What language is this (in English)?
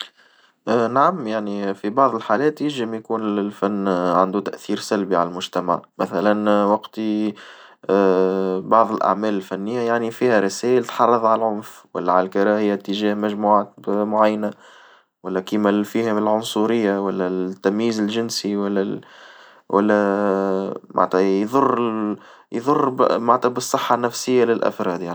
Tunisian Arabic